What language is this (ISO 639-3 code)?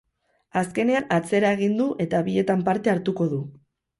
eus